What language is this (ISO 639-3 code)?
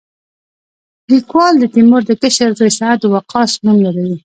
pus